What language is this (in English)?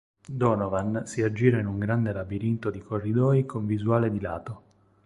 Italian